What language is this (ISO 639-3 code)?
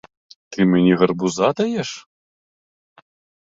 ukr